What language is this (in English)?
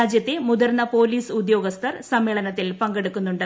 Malayalam